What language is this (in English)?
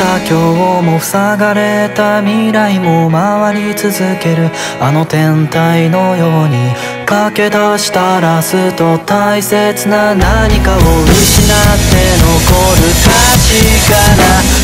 Japanese